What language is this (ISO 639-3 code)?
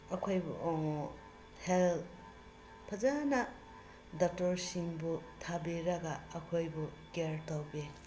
mni